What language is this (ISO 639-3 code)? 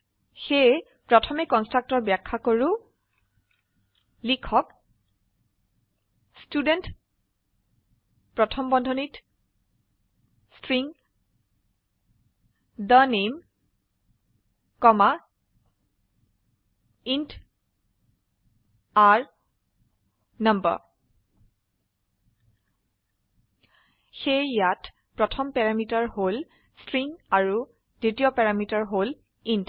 asm